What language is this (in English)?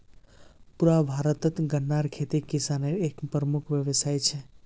Magahi